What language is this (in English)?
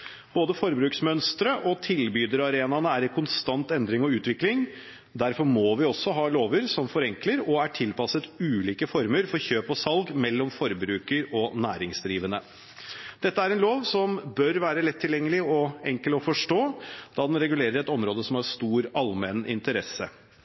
Norwegian Bokmål